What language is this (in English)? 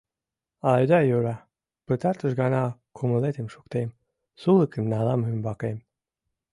Mari